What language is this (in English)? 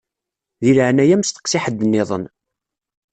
Kabyle